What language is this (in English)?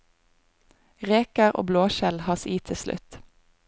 Norwegian